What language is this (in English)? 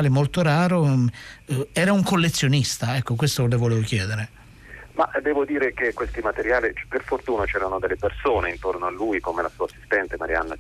Italian